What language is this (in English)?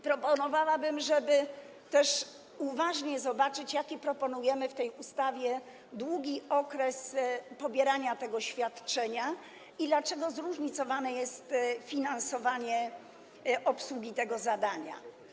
Polish